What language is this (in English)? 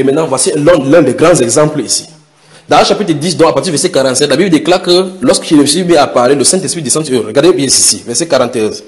French